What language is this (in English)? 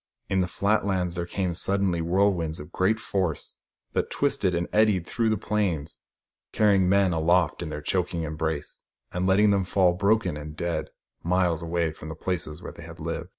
English